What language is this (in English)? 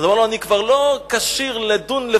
Hebrew